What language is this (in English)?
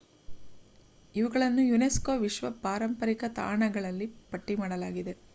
Kannada